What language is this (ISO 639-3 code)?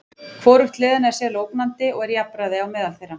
isl